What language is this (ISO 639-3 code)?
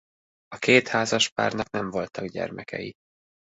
hun